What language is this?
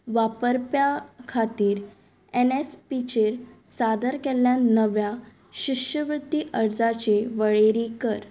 Konkani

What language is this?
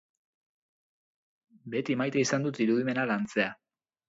Basque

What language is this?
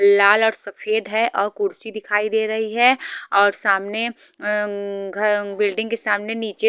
Hindi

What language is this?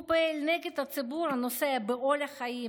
Hebrew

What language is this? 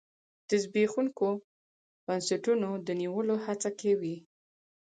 Pashto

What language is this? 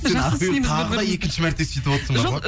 Kazakh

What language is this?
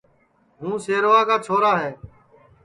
Sansi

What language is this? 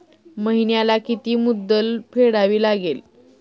Marathi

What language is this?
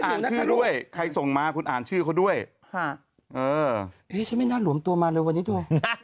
Thai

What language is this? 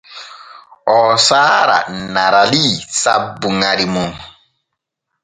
Borgu Fulfulde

